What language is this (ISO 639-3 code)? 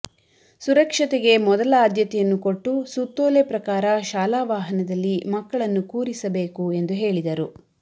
kan